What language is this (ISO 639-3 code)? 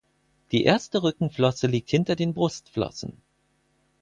deu